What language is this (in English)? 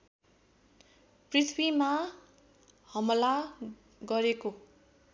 Nepali